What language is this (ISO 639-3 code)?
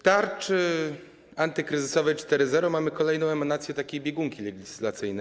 pol